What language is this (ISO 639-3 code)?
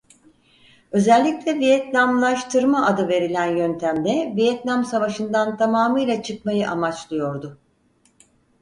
tur